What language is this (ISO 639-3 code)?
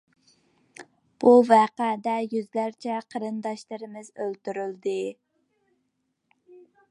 uig